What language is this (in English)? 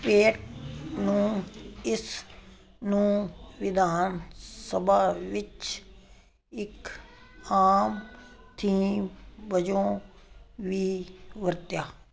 Punjabi